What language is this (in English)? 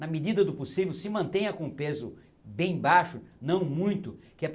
Portuguese